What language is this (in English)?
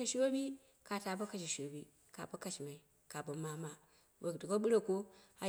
Dera (Nigeria)